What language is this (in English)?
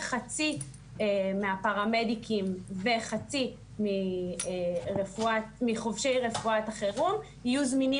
Hebrew